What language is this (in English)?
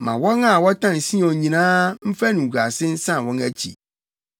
Akan